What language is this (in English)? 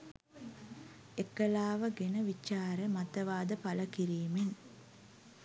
Sinhala